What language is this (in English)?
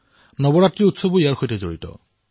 Assamese